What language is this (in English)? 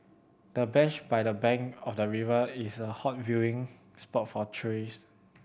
English